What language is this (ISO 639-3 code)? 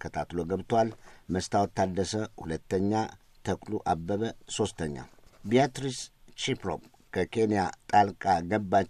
amh